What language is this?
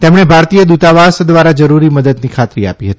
Gujarati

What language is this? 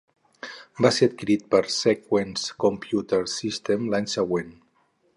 Catalan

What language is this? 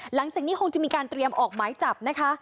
Thai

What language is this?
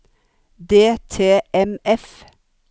Norwegian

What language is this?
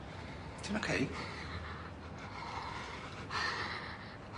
Welsh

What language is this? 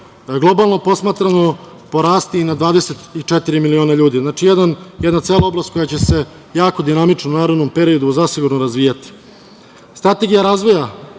Serbian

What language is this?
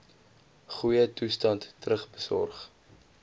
Afrikaans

